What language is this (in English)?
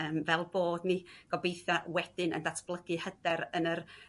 Welsh